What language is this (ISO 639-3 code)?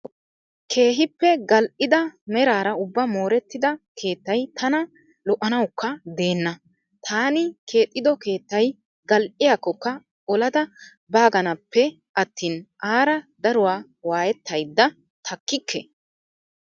wal